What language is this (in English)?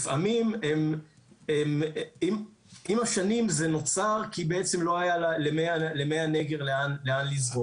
Hebrew